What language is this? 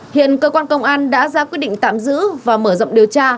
Vietnamese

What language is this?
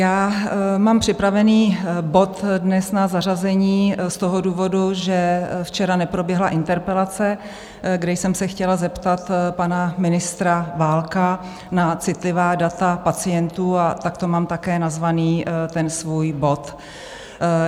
Czech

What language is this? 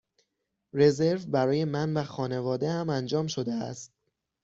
Persian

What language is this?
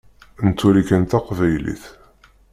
Kabyle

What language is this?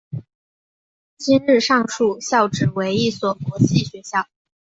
Chinese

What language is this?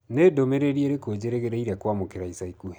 Kikuyu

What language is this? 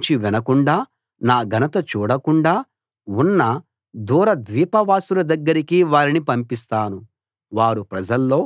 Telugu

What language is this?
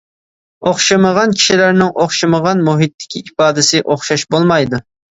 Uyghur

